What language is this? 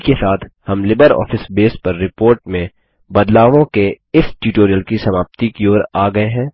Hindi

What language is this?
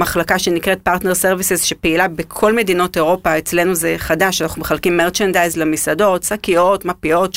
Hebrew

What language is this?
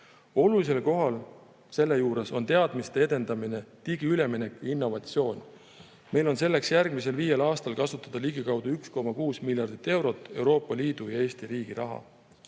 Estonian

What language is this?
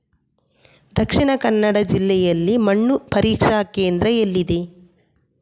Kannada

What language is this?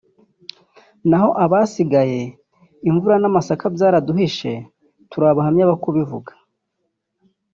Kinyarwanda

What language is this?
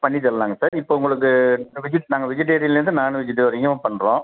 Tamil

